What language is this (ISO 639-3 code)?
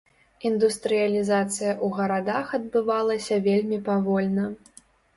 bel